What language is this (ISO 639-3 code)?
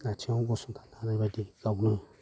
brx